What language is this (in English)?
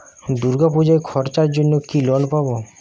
Bangla